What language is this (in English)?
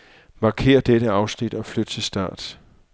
Danish